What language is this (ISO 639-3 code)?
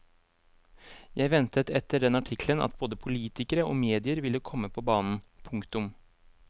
nor